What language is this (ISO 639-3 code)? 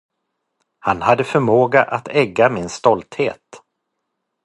swe